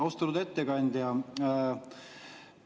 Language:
Estonian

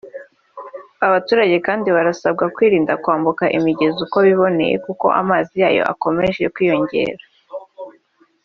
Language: Kinyarwanda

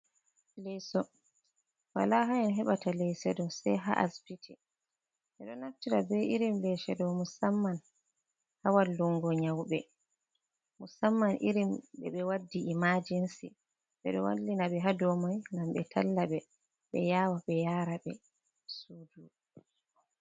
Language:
Fula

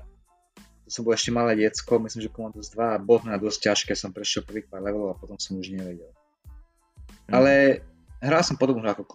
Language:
Slovak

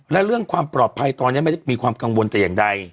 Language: Thai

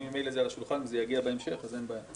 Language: Hebrew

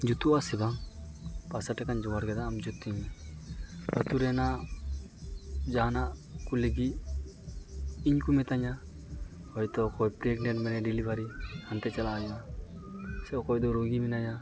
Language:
Santali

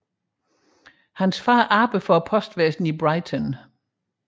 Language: Danish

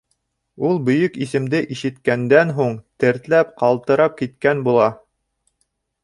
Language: Bashkir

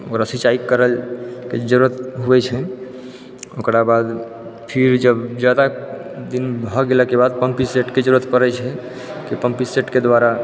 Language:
Maithili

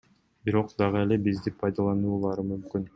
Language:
Kyrgyz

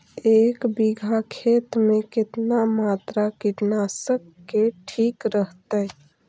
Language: Magahi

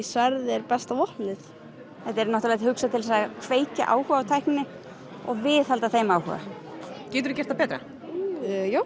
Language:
Icelandic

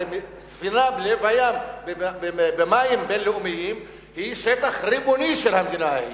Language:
Hebrew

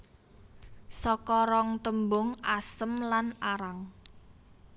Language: Javanese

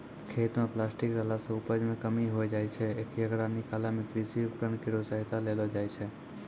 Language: Maithili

